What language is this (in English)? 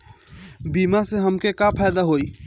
Bhojpuri